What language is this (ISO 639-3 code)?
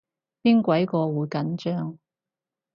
yue